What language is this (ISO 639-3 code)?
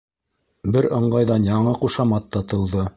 bak